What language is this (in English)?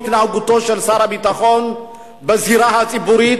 Hebrew